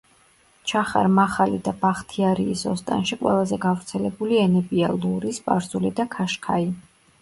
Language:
Georgian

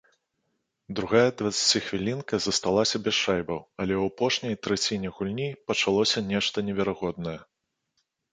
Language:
Belarusian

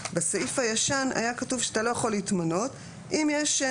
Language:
Hebrew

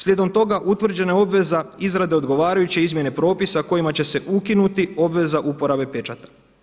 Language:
Croatian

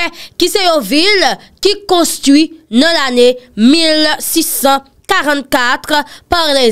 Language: French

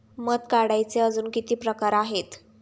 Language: Marathi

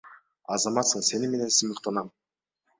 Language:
Kyrgyz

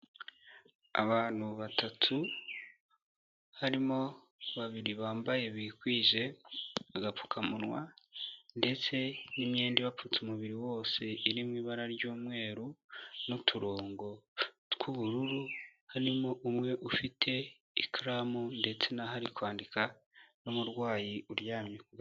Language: Kinyarwanda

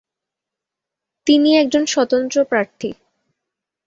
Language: Bangla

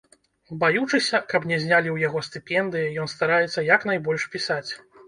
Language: Belarusian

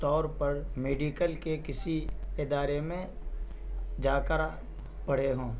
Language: Urdu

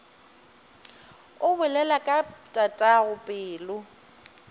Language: Northern Sotho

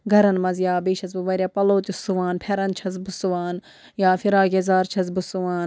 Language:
Kashmiri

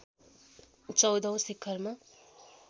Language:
Nepali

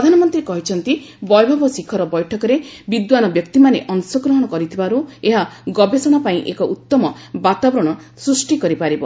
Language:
Odia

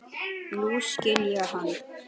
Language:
Icelandic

